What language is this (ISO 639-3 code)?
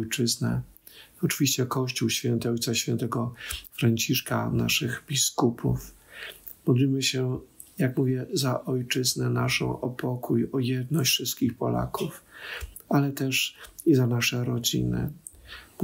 pol